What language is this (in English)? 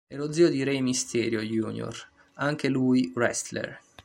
Italian